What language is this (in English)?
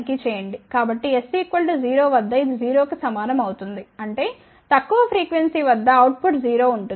Telugu